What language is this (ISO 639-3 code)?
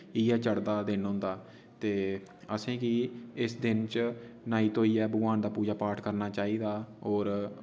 doi